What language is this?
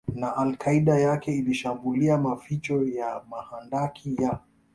Swahili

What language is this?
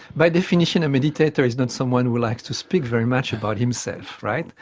English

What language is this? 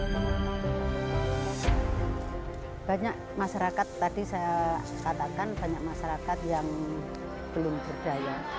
Indonesian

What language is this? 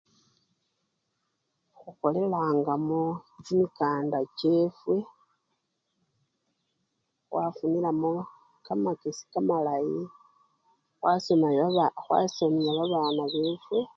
Luyia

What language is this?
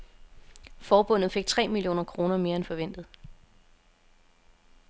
Danish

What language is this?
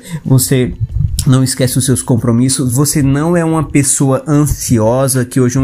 Portuguese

